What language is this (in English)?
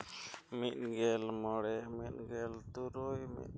Santali